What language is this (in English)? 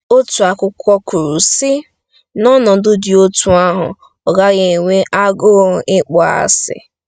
Igbo